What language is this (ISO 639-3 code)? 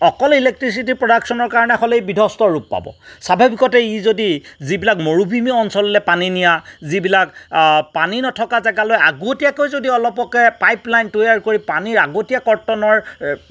asm